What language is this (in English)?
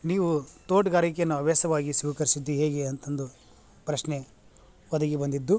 Kannada